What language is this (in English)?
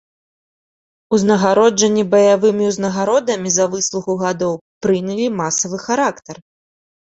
Belarusian